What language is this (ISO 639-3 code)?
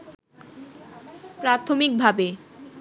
ben